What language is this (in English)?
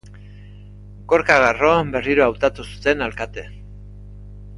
Basque